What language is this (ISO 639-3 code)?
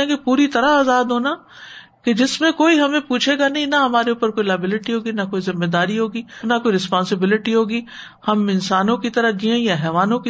urd